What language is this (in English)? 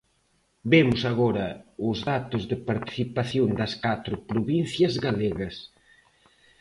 Galician